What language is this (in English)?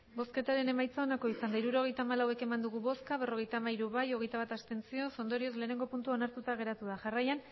Basque